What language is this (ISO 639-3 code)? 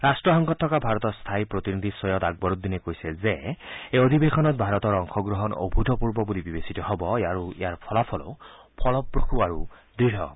asm